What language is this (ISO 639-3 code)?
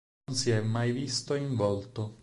ita